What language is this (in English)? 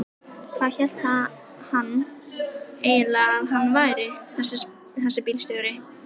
Icelandic